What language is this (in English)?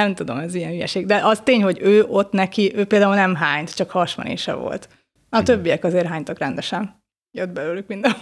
Hungarian